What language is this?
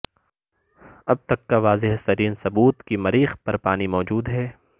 Urdu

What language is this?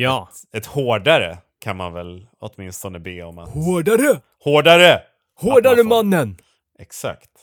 Swedish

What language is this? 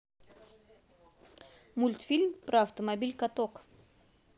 Russian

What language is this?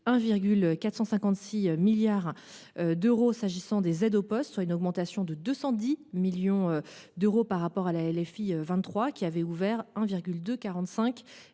French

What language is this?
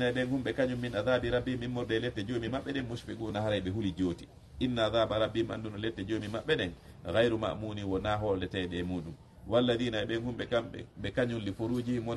Indonesian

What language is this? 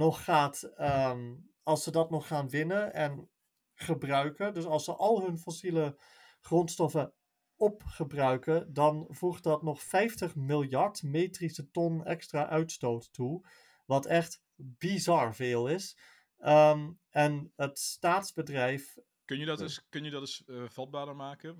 Dutch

